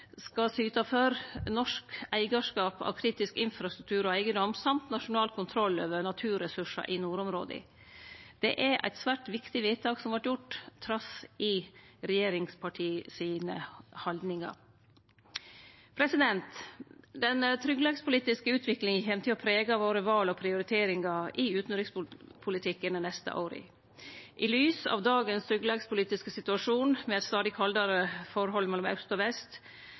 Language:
Norwegian Nynorsk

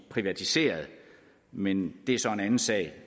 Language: Danish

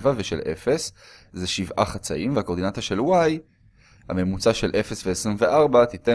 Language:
Hebrew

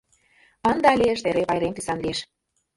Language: Mari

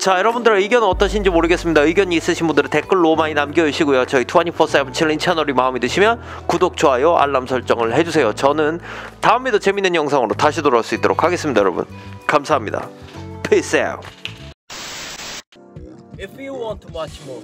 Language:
Korean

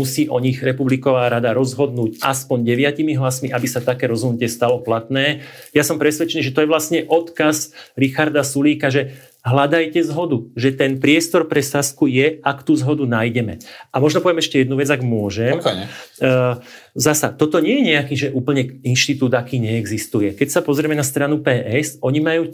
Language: Slovak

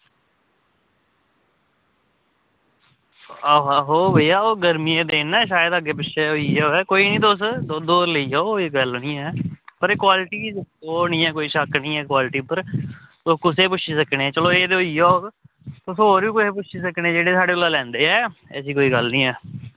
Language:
Dogri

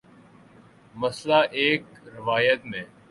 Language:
Urdu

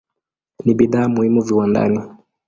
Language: Swahili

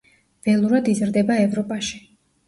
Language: Georgian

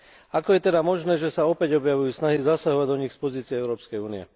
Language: Slovak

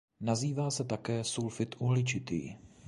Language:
Czech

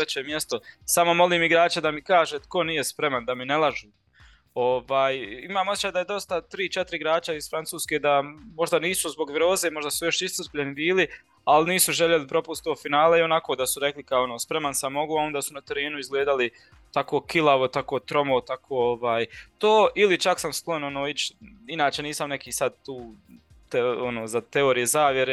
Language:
Croatian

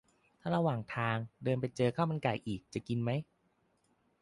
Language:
Thai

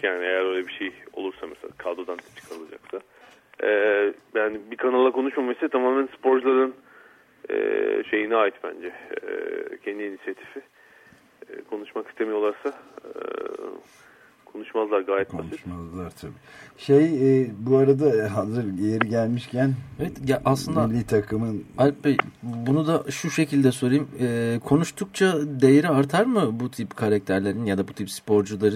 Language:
Turkish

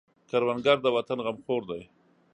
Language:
Pashto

